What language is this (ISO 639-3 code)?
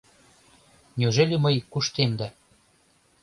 chm